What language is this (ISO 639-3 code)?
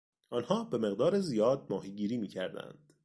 fas